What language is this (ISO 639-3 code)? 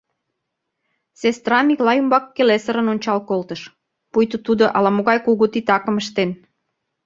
chm